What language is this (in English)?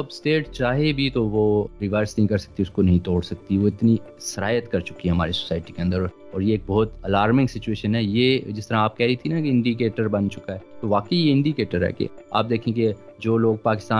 Urdu